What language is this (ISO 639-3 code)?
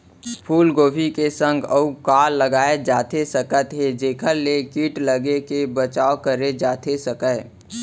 hne